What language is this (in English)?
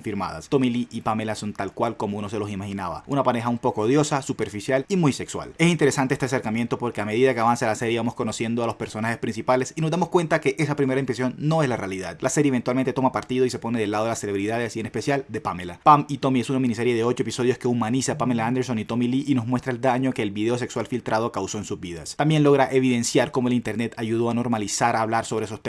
Spanish